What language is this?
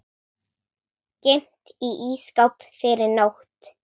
Icelandic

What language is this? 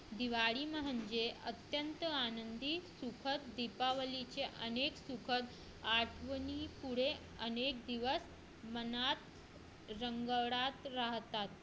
Marathi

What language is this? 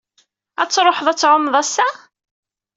Kabyle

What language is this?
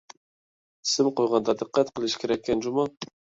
Uyghur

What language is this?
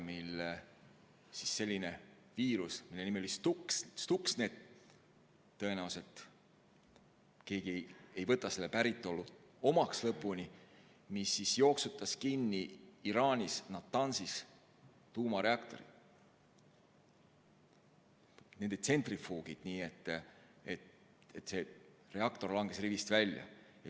Estonian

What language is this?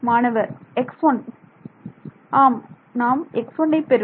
Tamil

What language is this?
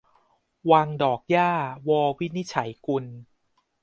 Thai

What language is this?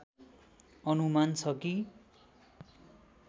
Nepali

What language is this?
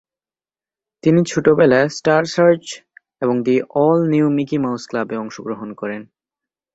Bangla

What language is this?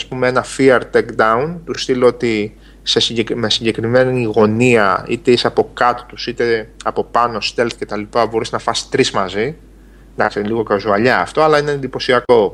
Greek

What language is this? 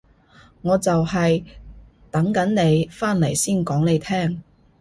Cantonese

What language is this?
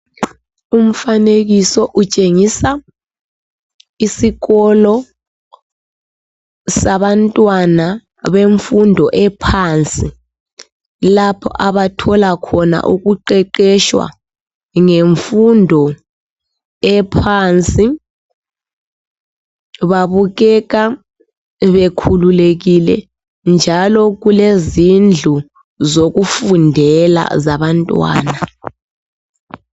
North Ndebele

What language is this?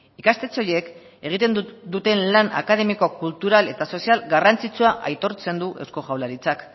Basque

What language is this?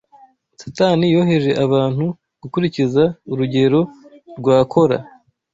Kinyarwanda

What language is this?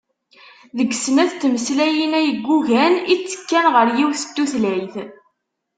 Kabyle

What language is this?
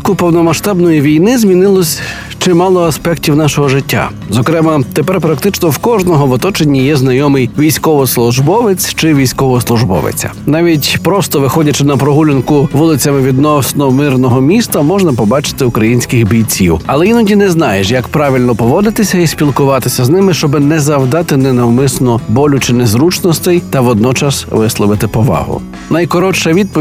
Ukrainian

